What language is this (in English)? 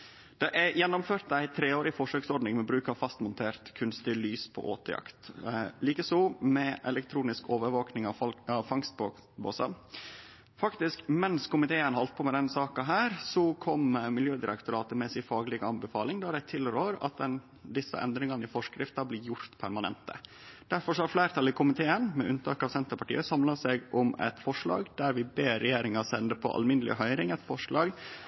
Norwegian Nynorsk